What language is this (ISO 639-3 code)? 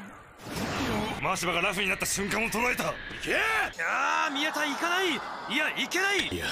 jpn